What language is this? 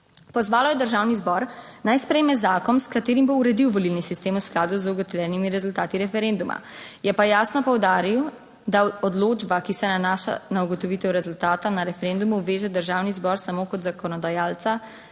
Slovenian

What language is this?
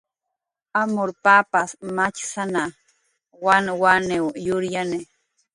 Jaqaru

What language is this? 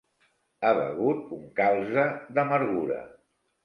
Catalan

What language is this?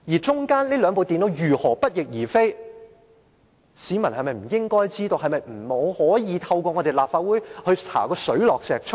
Cantonese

